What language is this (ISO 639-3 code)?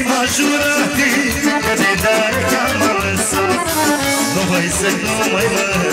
ron